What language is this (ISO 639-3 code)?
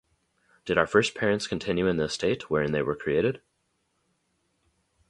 eng